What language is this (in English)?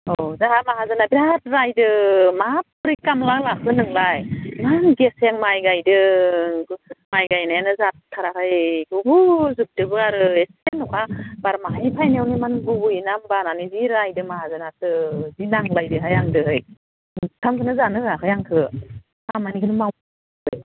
Bodo